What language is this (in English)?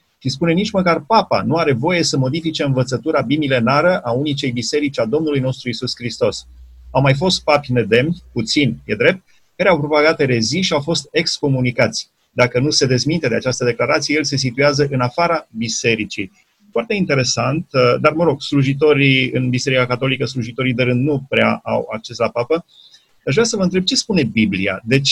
Romanian